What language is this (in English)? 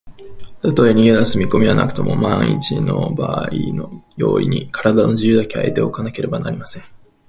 Japanese